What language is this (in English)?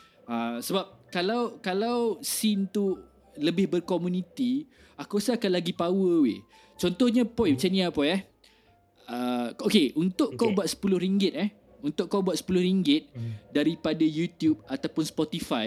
Malay